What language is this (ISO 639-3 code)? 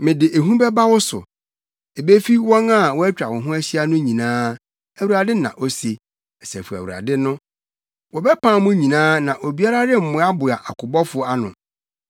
aka